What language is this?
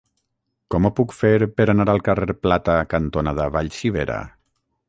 Catalan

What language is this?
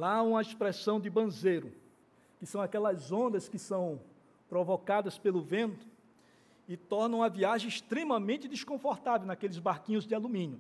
Portuguese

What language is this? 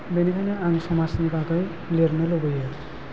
Bodo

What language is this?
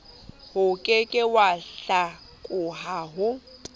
Southern Sotho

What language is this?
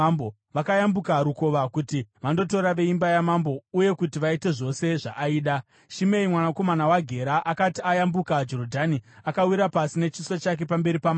Shona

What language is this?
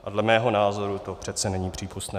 Czech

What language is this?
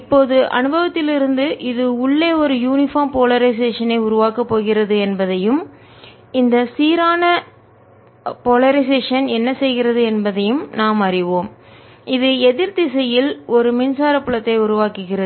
Tamil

